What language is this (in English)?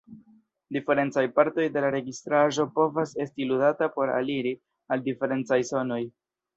Esperanto